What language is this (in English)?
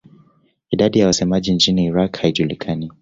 Swahili